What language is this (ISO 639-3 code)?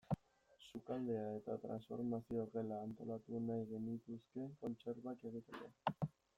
eus